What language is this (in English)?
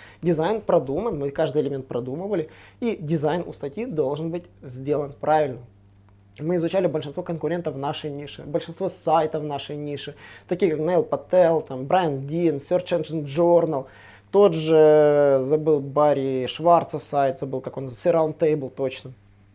Russian